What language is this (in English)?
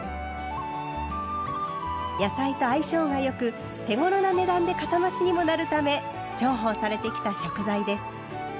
Japanese